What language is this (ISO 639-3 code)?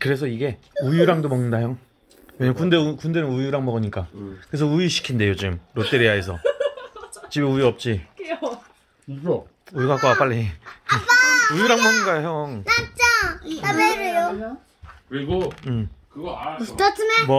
kor